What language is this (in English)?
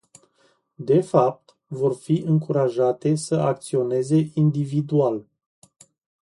Romanian